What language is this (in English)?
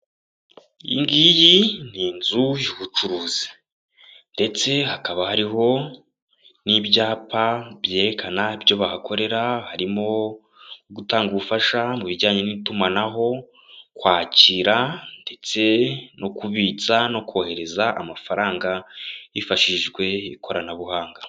Kinyarwanda